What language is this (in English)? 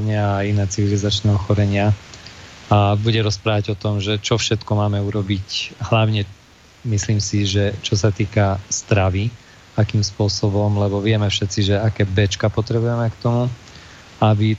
Slovak